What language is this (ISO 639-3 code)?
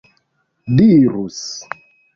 epo